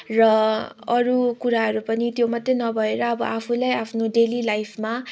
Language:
Nepali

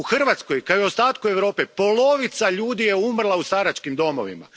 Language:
Croatian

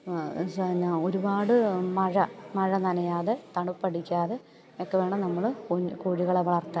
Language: Malayalam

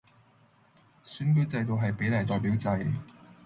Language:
Cantonese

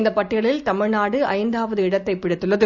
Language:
Tamil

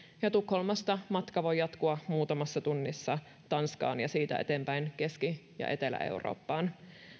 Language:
Finnish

